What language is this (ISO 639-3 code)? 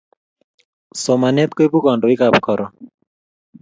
kln